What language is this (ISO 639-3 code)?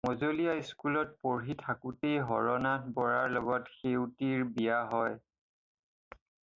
asm